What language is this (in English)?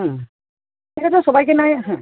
Bangla